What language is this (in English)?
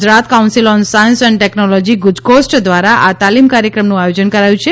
Gujarati